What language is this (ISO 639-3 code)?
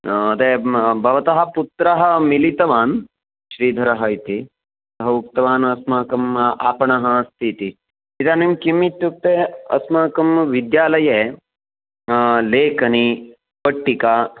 san